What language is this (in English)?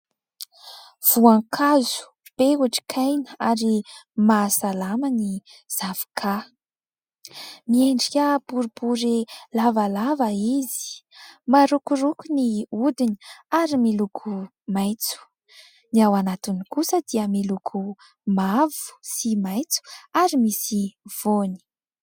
Malagasy